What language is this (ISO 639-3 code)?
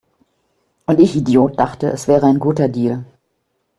deu